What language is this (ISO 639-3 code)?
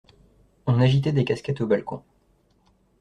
fra